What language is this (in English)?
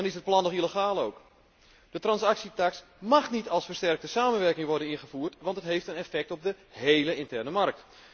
Dutch